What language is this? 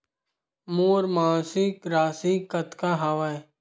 Chhattisgarhi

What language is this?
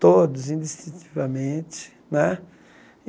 Portuguese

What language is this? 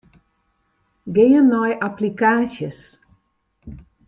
Western Frisian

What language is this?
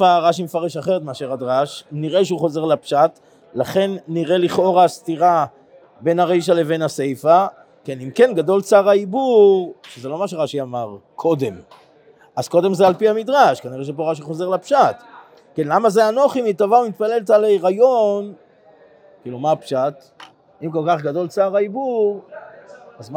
Hebrew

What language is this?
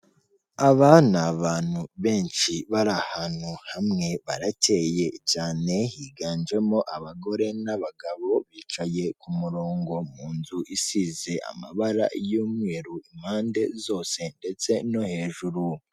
Kinyarwanda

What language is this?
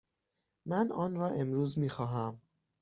Persian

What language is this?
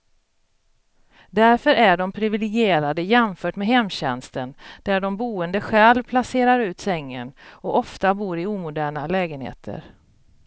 Swedish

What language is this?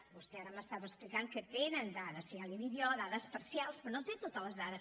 Catalan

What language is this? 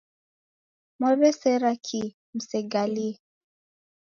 Taita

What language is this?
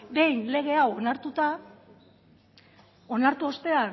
Basque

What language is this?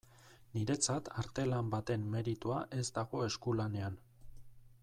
Basque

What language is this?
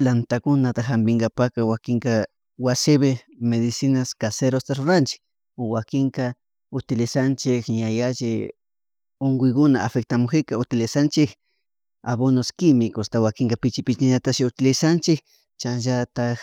Chimborazo Highland Quichua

